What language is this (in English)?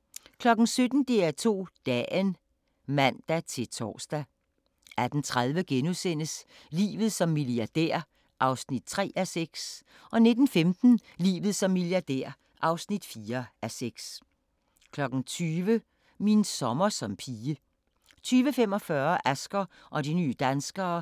Danish